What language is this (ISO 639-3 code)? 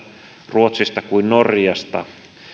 fin